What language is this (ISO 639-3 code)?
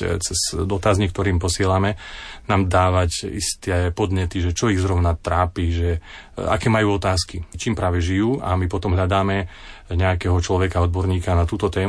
slk